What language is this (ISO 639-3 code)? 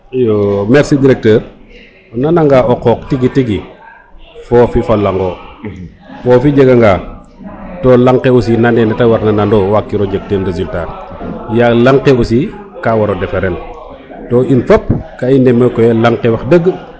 srr